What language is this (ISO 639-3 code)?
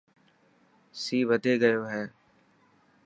mki